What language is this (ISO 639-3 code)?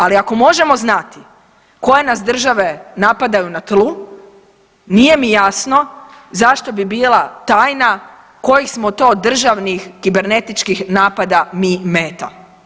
hrv